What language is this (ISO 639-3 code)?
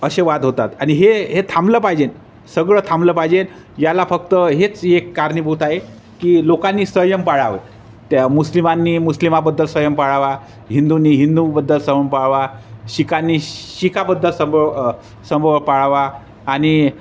mar